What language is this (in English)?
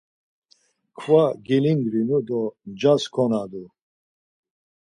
Laz